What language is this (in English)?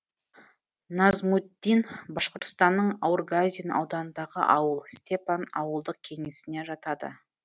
Kazakh